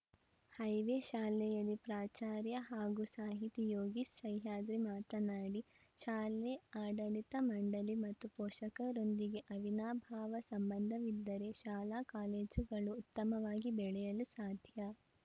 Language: Kannada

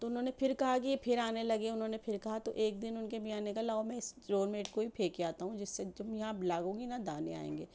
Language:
Urdu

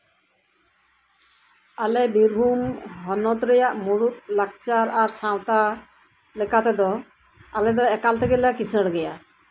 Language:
Santali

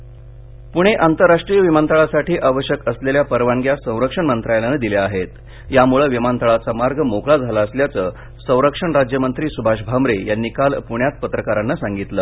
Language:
Marathi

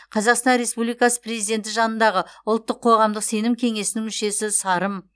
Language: Kazakh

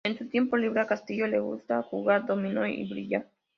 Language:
Spanish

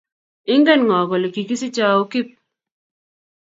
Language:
Kalenjin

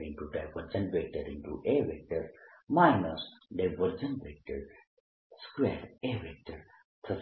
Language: Gujarati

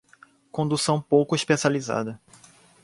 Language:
Portuguese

